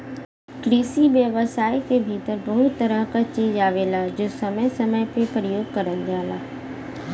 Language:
Bhojpuri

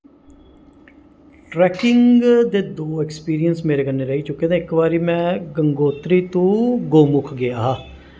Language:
Dogri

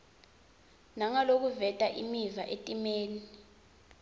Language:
Swati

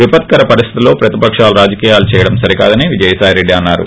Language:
Telugu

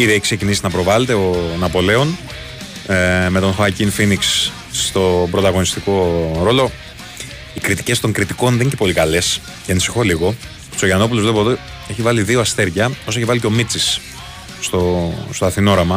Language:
Greek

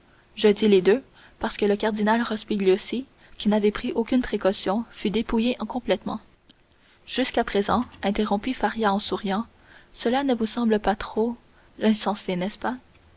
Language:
French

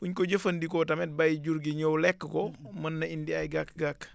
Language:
Wolof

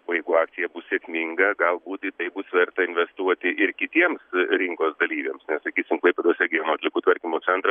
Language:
Lithuanian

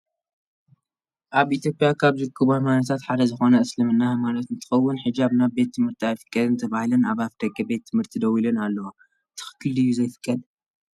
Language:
Tigrinya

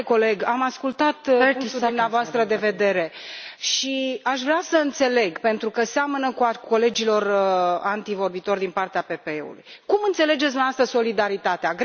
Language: Romanian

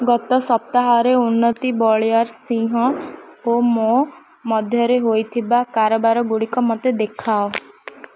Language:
Odia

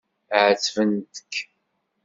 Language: Kabyle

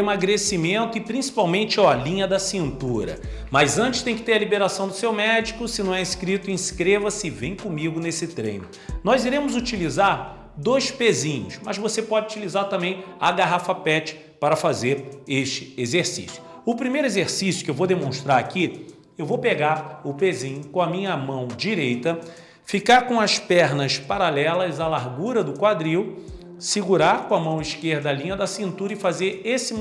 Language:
Portuguese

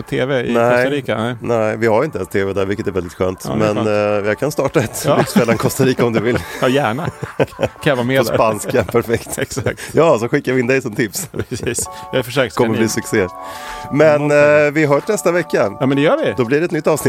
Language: Swedish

